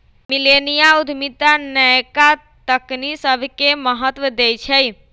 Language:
Magahi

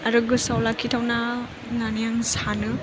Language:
Bodo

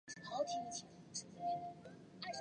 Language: Chinese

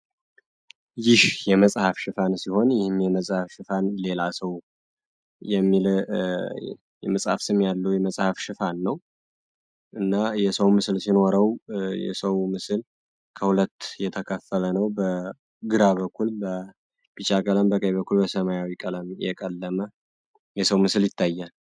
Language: Amharic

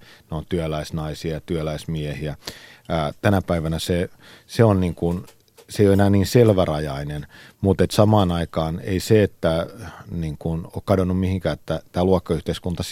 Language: Finnish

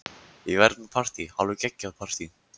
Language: Icelandic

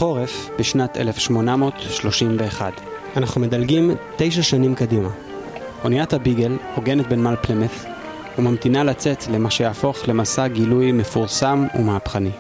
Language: Hebrew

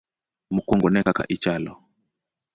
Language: Luo (Kenya and Tanzania)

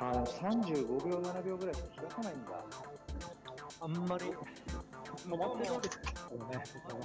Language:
Japanese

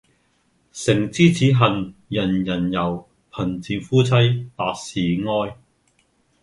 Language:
Cantonese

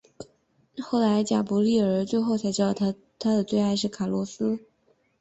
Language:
Chinese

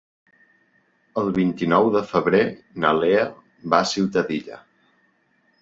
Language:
Catalan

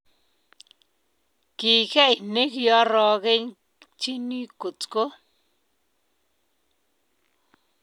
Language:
Kalenjin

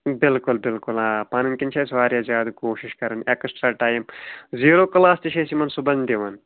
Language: Kashmiri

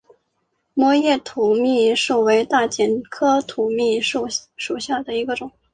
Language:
Chinese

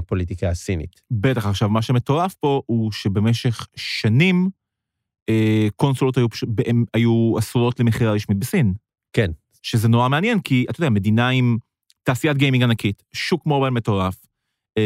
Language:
Hebrew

